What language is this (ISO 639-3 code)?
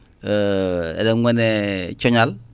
ful